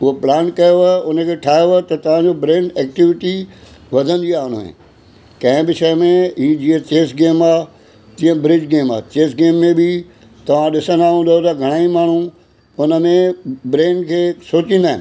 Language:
Sindhi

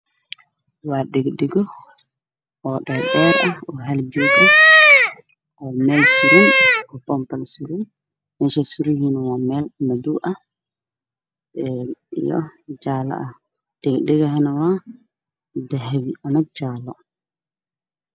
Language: Somali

